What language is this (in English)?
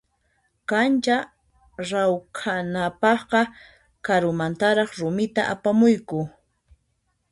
Puno Quechua